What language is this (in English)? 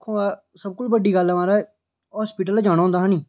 Dogri